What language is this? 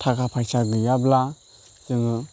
Bodo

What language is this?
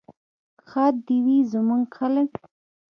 Pashto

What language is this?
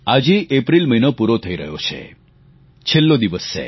Gujarati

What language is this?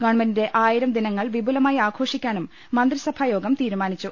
Malayalam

